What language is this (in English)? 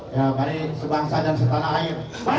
Indonesian